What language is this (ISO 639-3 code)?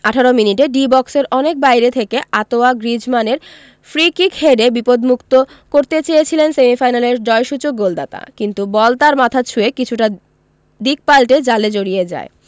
ben